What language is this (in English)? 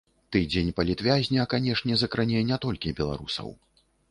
Belarusian